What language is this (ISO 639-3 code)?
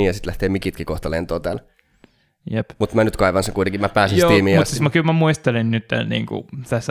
fin